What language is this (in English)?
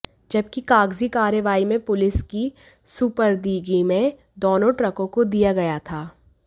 Hindi